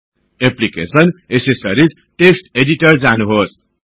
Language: Nepali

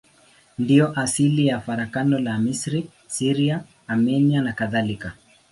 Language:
Swahili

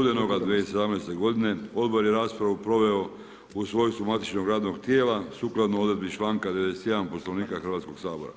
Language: Croatian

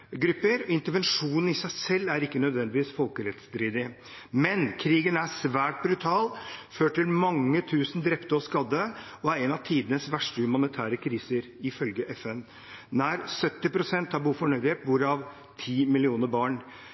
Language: Norwegian Bokmål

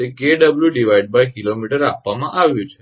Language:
Gujarati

